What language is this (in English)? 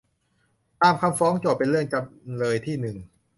Thai